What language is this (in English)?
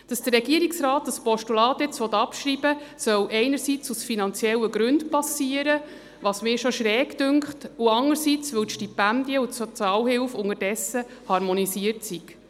Swiss German